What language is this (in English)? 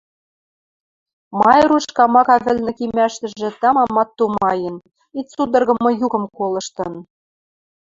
Western Mari